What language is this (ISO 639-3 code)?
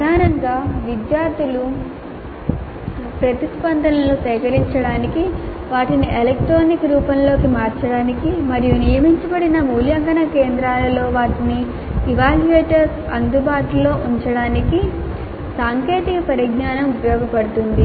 tel